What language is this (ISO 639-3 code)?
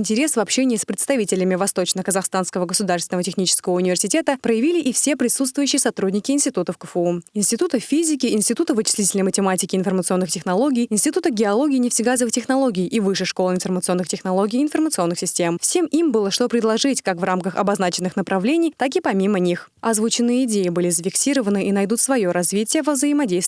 rus